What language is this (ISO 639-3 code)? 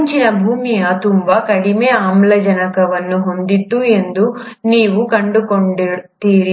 kan